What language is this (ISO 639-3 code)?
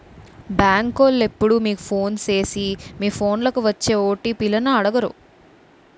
tel